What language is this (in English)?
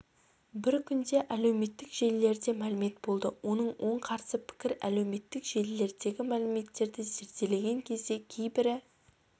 Kazakh